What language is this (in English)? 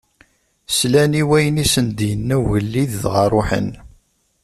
Kabyle